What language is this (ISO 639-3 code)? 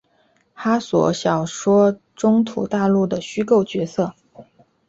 zho